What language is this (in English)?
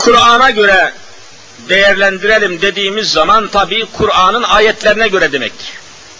Turkish